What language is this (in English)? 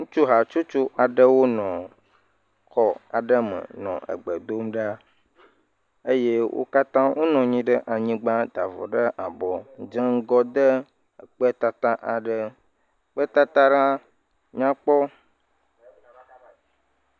Ewe